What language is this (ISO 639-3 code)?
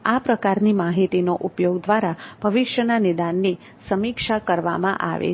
guj